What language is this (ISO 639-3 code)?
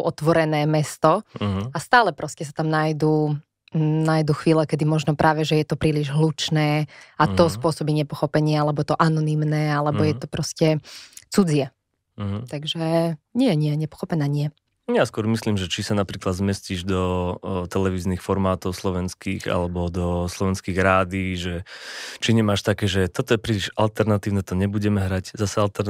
slk